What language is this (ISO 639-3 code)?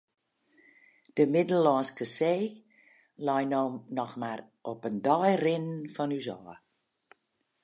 fry